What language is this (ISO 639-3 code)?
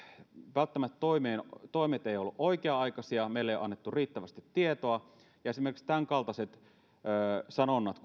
fin